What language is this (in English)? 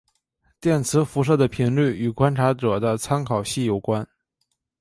Chinese